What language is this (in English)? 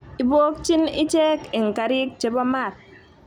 Kalenjin